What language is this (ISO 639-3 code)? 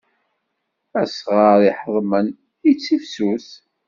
kab